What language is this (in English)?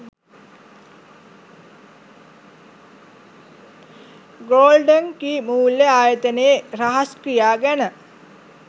Sinhala